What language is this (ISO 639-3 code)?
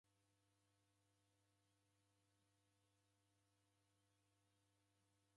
dav